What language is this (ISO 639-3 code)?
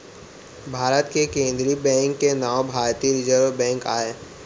hne